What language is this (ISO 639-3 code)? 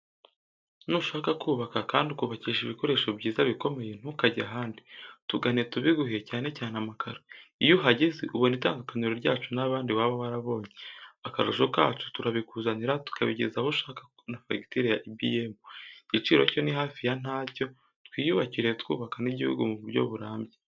kin